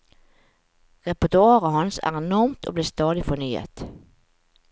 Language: Norwegian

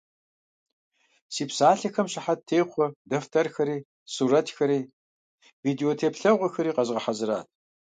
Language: Kabardian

